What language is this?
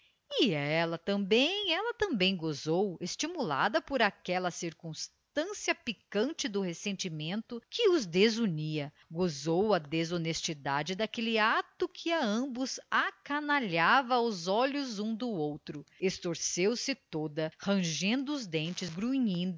Portuguese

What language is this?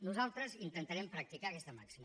Catalan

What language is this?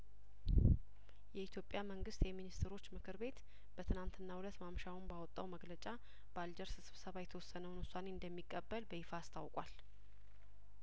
Amharic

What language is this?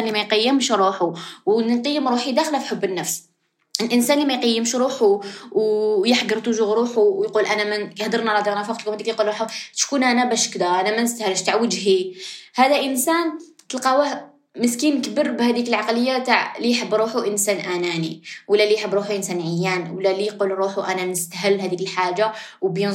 Arabic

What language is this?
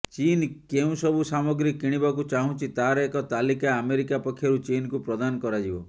Odia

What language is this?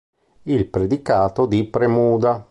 Italian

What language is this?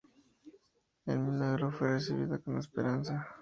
Spanish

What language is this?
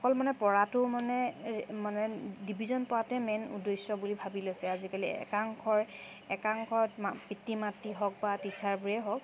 Assamese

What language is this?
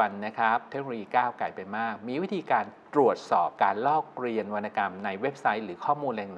Thai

